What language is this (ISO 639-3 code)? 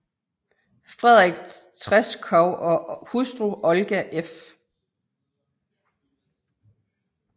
dan